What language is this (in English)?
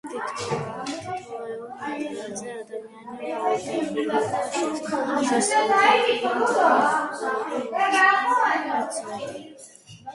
Georgian